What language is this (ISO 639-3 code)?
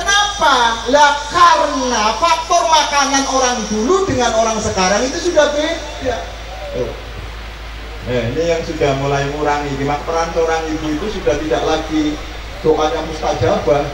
ind